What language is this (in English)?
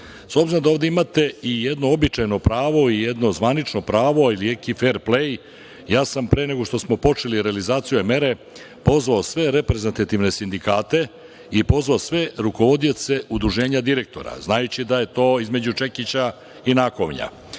Serbian